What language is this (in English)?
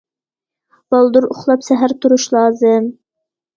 Uyghur